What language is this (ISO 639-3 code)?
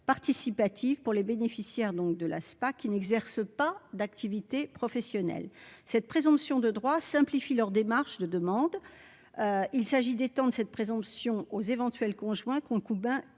fra